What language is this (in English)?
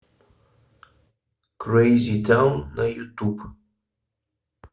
Russian